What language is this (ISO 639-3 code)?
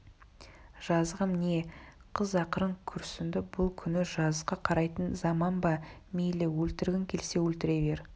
kaz